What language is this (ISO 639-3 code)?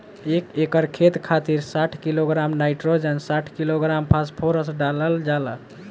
bho